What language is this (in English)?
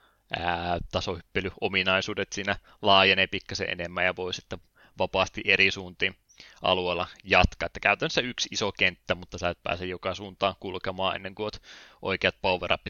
Finnish